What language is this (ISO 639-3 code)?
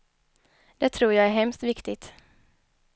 swe